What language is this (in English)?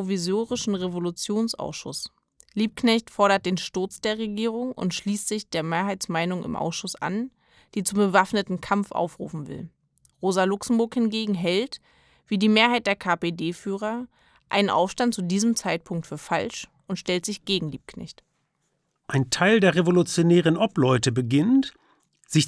German